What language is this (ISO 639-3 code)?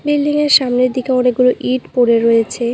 ben